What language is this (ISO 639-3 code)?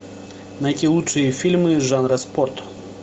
rus